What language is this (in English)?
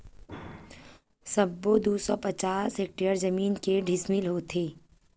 Chhattisgarhi